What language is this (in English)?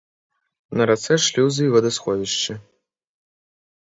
Belarusian